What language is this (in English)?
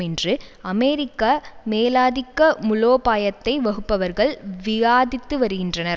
Tamil